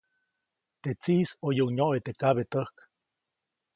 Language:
Copainalá Zoque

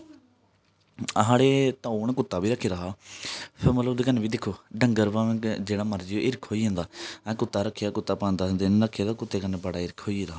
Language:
Dogri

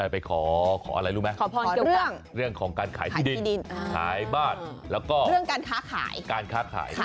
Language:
Thai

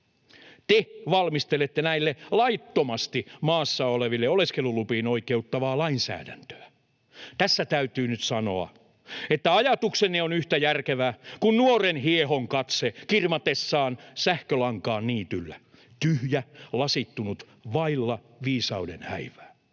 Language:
Finnish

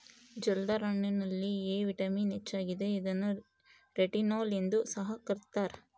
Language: Kannada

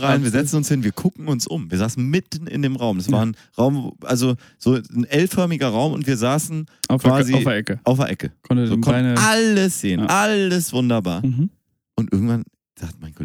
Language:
German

